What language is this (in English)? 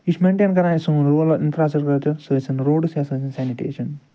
Kashmiri